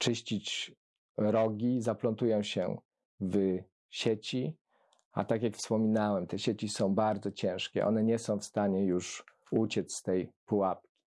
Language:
Polish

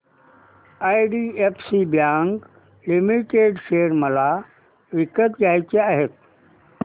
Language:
Marathi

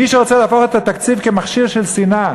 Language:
Hebrew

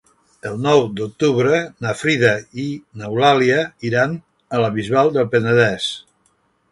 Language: Catalan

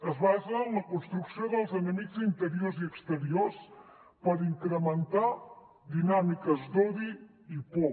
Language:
Catalan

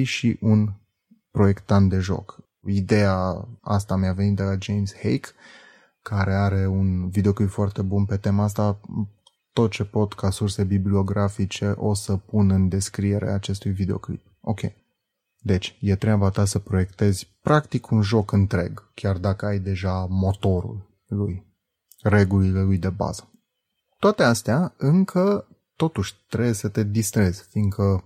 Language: Romanian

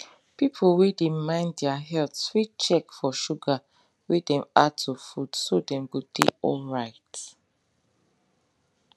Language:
Nigerian Pidgin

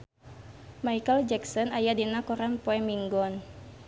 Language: Sundanese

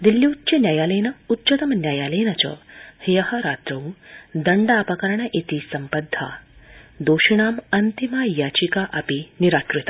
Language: Sanskrit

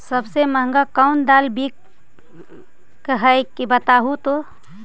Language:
Magahi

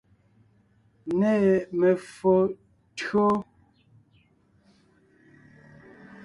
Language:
Ngiemboon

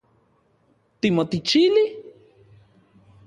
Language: Central Puebla Nahuatl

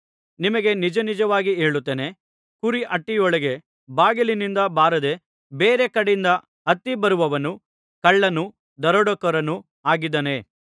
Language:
Kannada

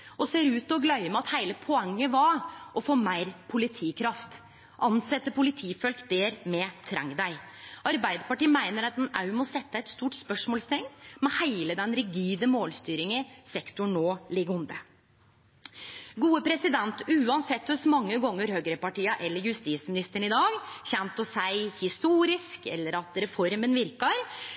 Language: Norwegian Nynorsk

